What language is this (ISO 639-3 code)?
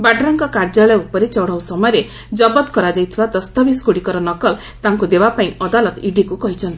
ori